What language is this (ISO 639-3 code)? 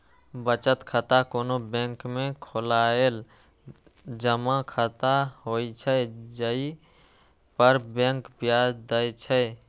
mai